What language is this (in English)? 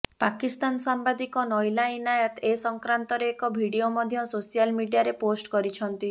Odia